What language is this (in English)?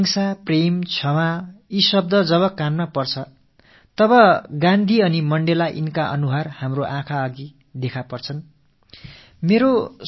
Tamil